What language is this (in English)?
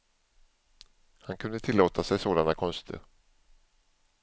Swedish